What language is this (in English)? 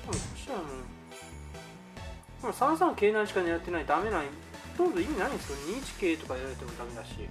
Japanese